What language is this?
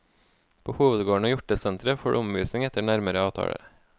Norwegian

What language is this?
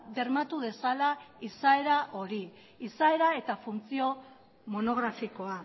Basque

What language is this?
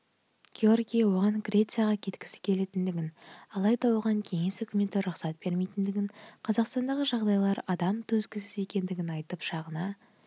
Kazakh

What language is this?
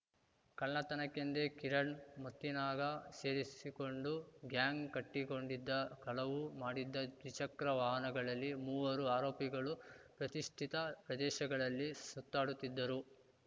Kannada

